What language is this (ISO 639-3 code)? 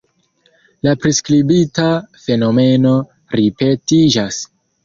epo